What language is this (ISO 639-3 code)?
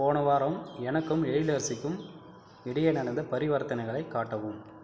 tam